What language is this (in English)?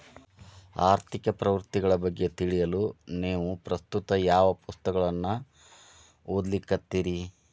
Kannada